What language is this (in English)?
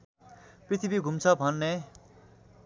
Nepali